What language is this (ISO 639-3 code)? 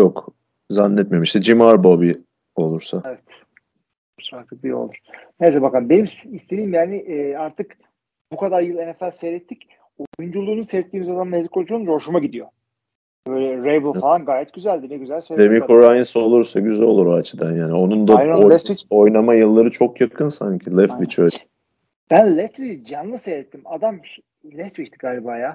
tur